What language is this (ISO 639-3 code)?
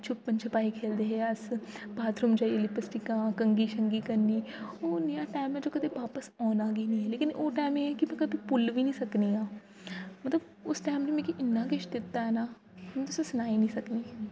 doi